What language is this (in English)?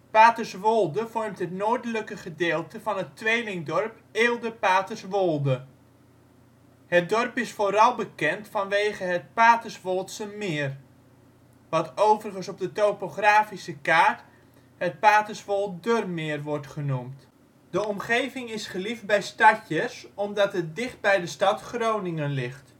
Dutch